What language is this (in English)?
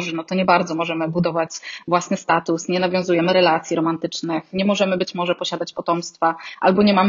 Polish